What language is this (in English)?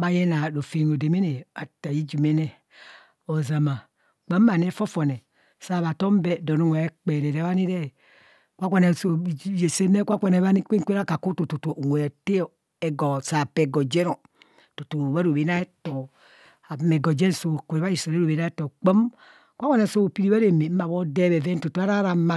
Kohumono